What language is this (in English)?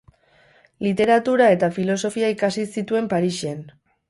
Basque